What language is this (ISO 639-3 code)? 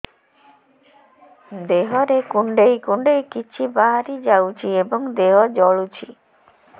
ori